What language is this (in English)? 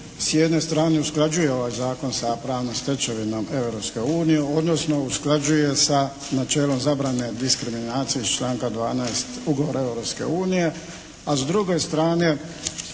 Croatian